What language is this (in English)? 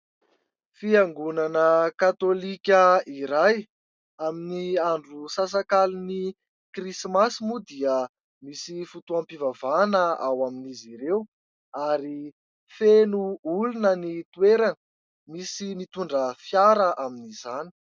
Malagasy